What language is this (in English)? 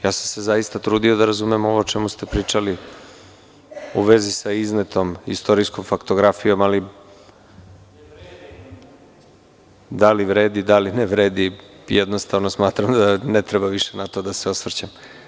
Serbian